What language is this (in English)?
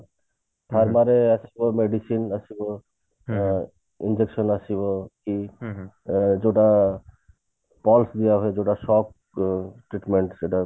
Odia